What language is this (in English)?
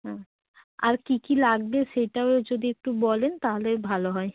Bangla